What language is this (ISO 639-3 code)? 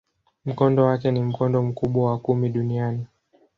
swa